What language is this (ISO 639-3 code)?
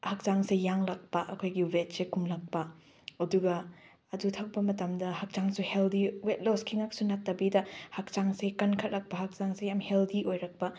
mni